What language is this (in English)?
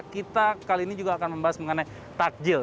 Indonesian